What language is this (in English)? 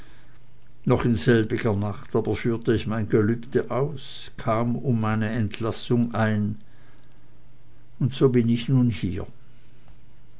German